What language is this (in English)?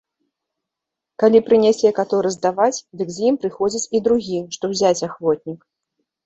Belarusian